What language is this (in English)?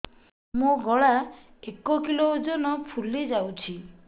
Odia